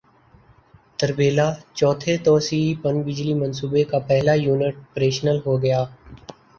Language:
Urdu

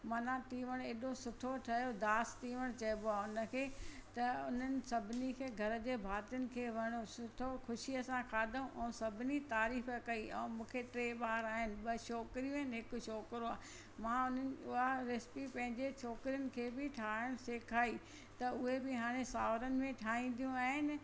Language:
Sindhi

